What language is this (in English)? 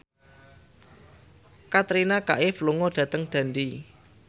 Javanese